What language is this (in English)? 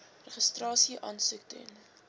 Afrikaans